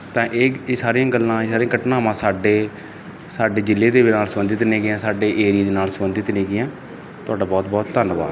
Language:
Punjabi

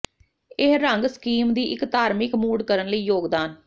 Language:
Punjabi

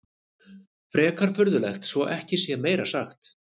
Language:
Icelandic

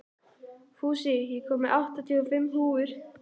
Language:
Icelandic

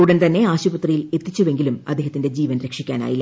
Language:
Malayalam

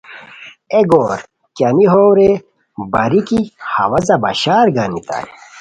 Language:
Khowar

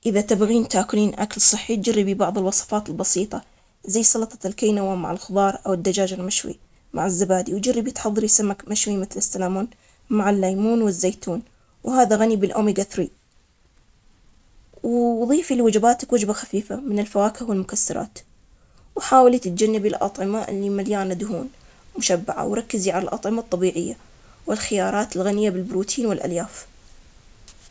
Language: Omani Arabic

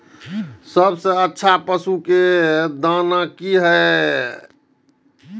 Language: Maithili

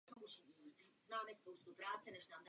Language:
Czech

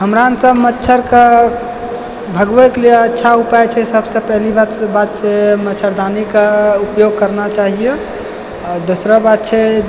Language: Maithili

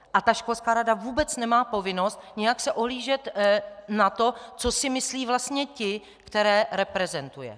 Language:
Czech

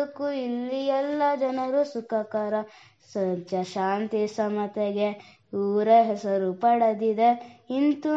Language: Kannada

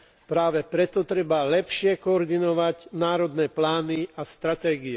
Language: Slovak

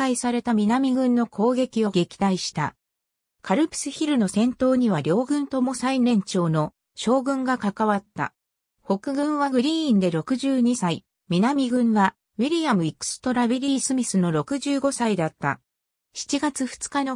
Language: Japanese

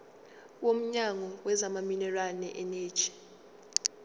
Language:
Zulu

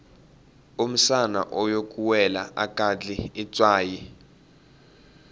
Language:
Tsonga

